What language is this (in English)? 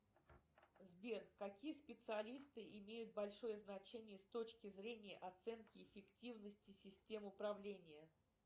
Russian